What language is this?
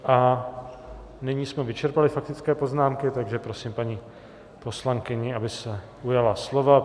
Czech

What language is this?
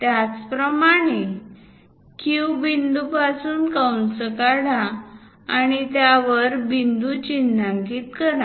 Marathi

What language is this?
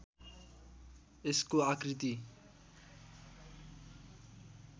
Nepali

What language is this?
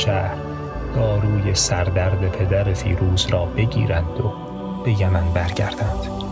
Persian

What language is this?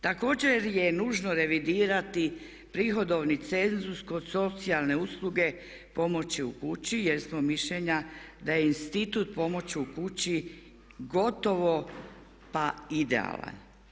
Croatian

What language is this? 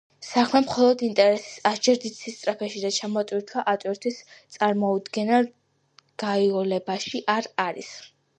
Georgian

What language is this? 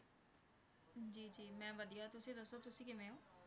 Punjabi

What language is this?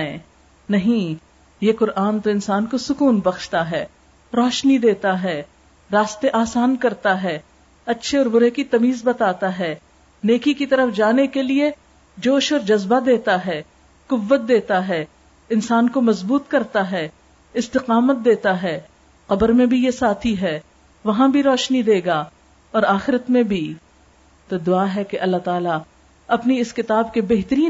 Urdu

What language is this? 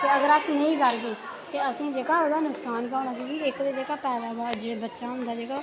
Dogri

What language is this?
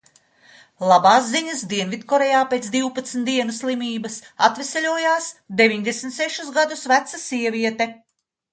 Latvian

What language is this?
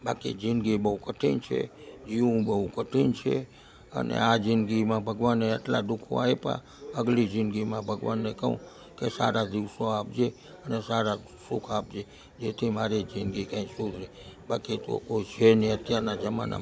Gujarati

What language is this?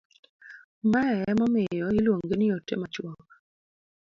Luo (Kenya and Tanzania)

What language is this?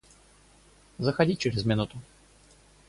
Russian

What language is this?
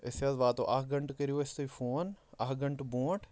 Kashmiri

